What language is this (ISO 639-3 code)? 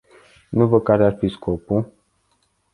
ron